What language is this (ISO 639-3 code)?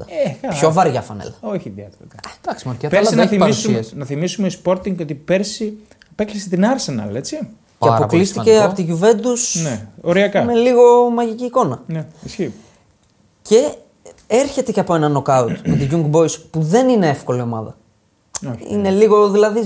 ell